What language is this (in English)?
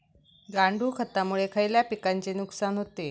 Marathi